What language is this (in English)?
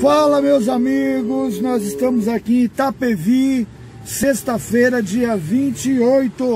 Portuguese